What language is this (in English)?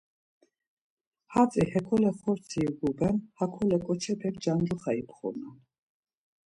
Laz